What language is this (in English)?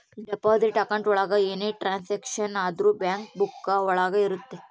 Kannada